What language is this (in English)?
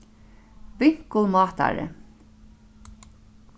Faroese